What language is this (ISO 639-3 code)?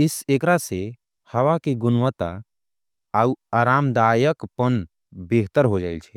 anp